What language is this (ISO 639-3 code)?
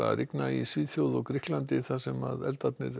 isl